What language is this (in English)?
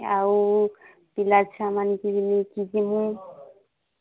Odia